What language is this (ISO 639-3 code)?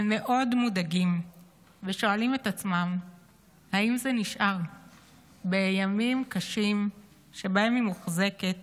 heb